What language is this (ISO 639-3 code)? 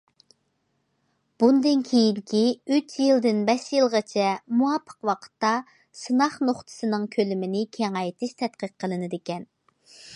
uig